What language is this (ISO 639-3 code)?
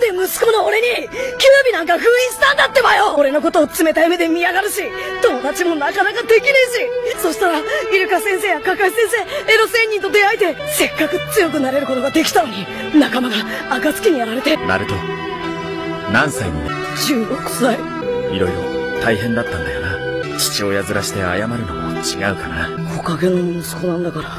jpn